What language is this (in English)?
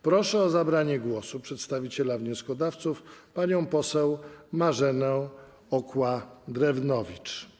Polish